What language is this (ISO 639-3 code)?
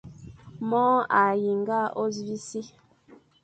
fan